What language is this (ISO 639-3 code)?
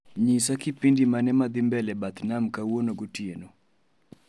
luo